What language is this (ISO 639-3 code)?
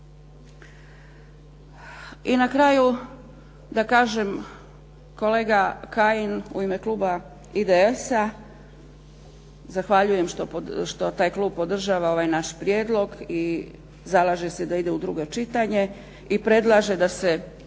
hrv